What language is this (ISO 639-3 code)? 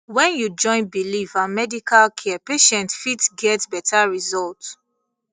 pcm